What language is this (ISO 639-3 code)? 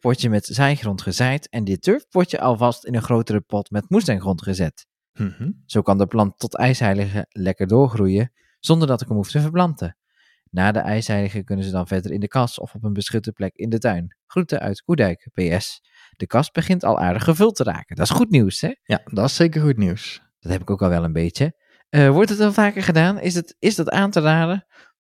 nld